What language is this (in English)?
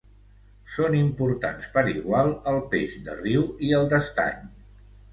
Catalan